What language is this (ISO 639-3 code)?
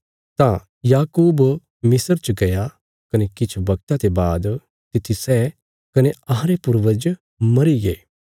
kfs